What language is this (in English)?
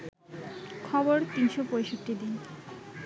Bangla